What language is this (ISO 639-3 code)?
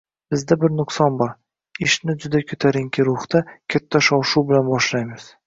uzb